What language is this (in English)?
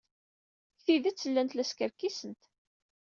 Kabyle